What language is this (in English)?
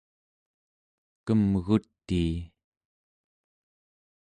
Central Yupik